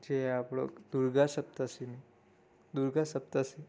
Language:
Gujarati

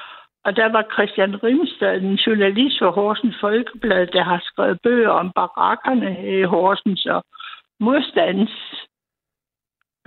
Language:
Danish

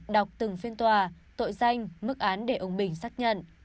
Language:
Vietnamese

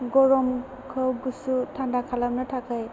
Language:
Bodo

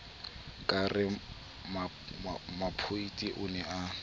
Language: Southern Sotho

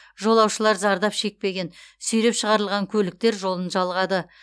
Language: Kazakh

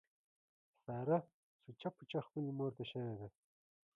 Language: Pashto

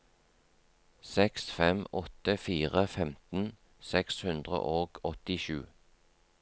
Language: Norwegian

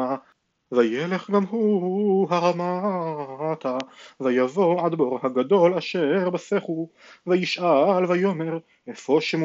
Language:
Hebrew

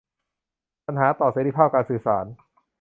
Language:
Thai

